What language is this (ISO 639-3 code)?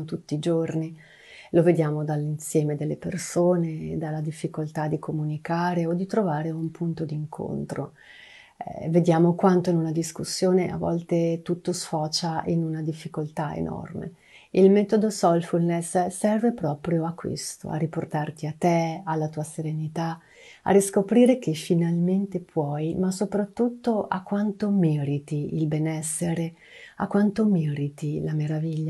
ita